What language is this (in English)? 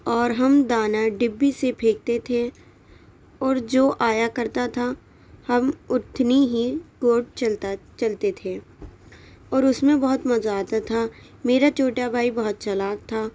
Urdu